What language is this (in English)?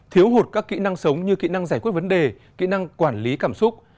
Vietnamese